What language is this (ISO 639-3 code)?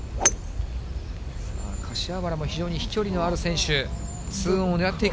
jpn